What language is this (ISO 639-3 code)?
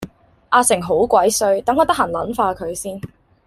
yue